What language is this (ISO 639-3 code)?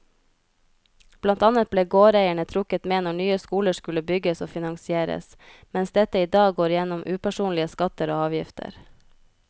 nor